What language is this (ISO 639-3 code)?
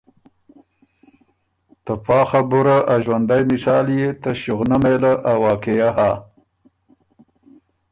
oru